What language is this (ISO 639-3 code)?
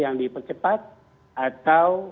ind